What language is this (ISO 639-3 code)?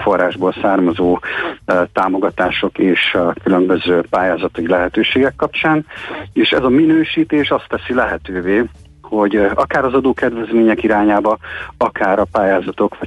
hun